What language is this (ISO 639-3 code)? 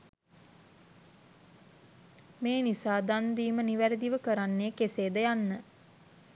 sin